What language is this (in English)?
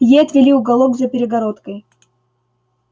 Russian